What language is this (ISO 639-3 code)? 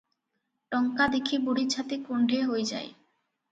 ori